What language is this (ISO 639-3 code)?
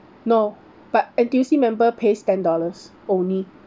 eng